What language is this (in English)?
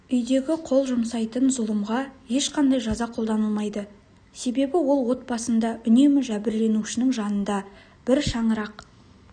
Kazakh